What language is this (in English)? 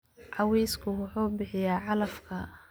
Somali